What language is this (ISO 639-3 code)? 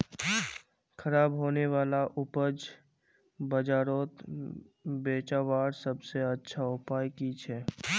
mag